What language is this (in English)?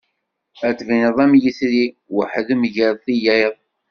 Kabyle